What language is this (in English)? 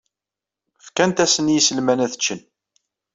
Kabyle